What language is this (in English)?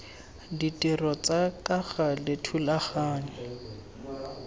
Tswana